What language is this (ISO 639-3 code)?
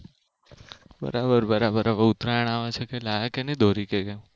guj